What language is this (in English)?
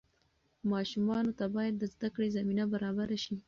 Pashto